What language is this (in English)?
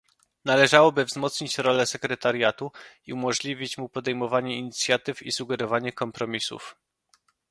Polish